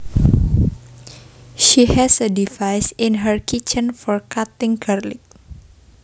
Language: Javanese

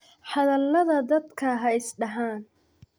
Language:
Somali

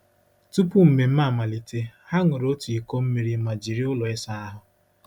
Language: Igbo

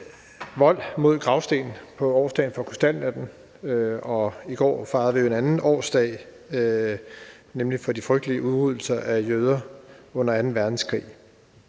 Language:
Danish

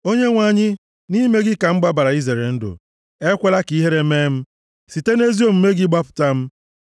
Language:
Igbo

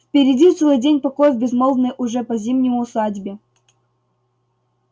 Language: Russian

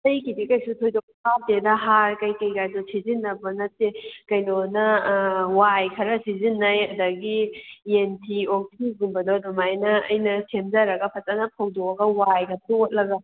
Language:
Manipuri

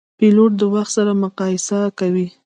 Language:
Pashto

